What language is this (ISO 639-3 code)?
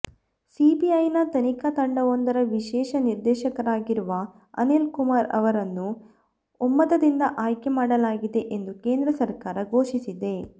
kan